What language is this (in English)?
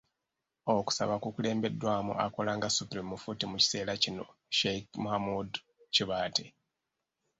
Ganda